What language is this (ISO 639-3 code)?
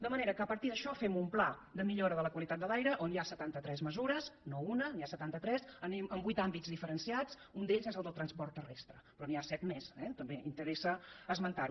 cat